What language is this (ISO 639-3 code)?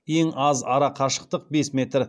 kaz